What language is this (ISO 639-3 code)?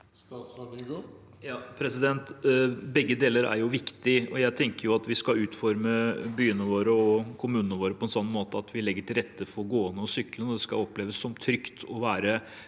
nor